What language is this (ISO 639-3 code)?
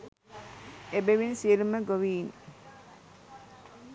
sin